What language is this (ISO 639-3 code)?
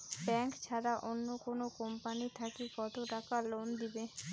ben